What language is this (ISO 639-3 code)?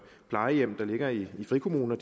dan